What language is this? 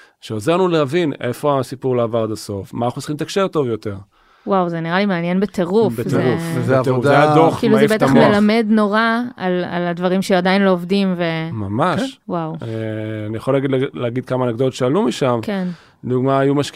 Hebrew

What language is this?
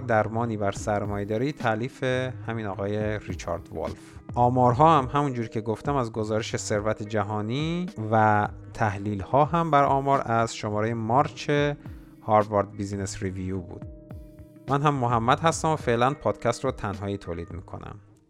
Persian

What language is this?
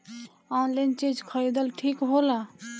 Bhojpuri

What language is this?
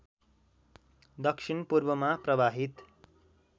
Nepali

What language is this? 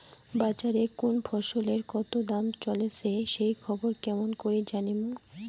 Bangla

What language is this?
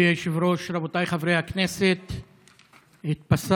Hebrew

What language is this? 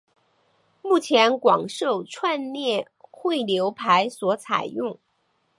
Chinese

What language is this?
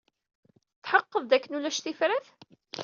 Kabyle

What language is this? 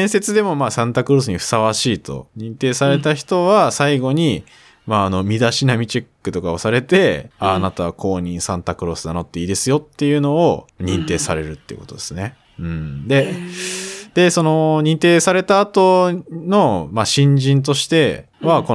Japanese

